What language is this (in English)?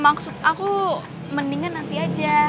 Indonesian